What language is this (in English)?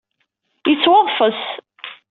Kabyle